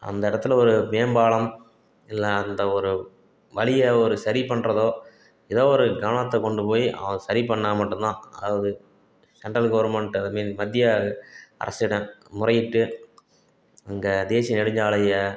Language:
Tamil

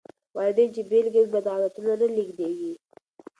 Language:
Pashto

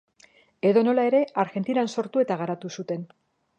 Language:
Basque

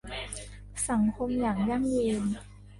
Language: Thai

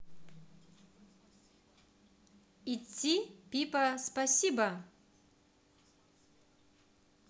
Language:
Russian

